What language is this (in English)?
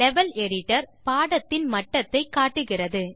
Tamil